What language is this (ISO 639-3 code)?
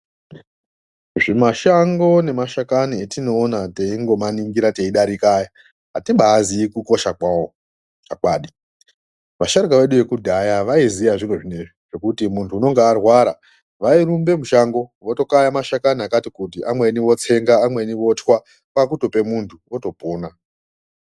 ndc